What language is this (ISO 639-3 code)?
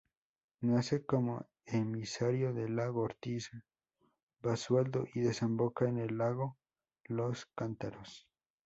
spa